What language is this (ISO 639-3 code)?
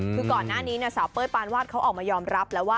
tha